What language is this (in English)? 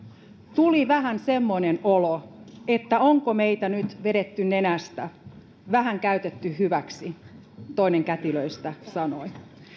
Finnish